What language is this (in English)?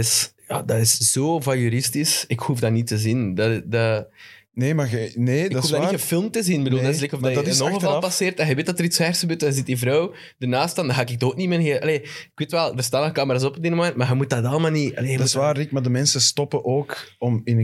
Dutch